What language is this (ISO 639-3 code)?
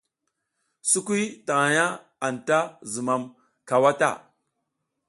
giz